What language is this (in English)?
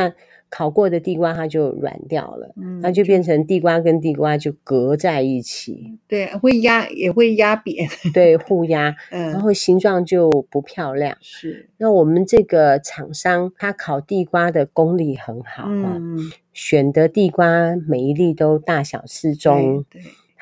Chinese